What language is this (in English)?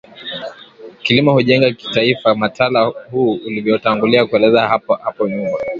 Swahili